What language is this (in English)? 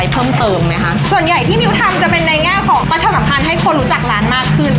Thai